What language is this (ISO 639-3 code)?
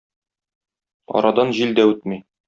tat